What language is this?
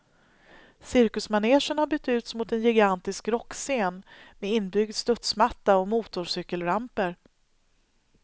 Swedish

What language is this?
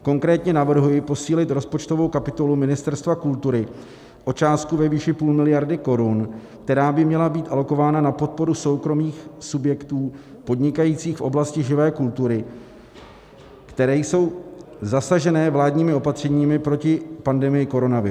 Czech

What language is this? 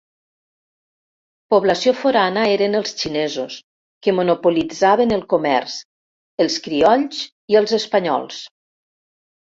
Catalan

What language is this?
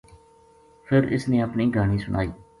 Gujari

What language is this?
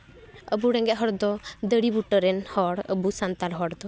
Santali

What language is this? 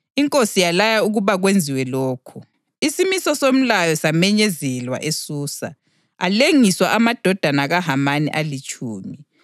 North Ndebele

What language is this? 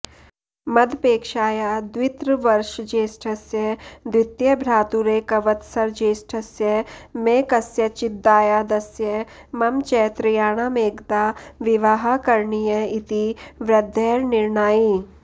Sanskrit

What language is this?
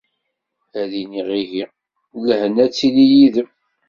Kabyle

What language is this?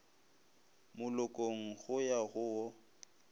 Northern Sotho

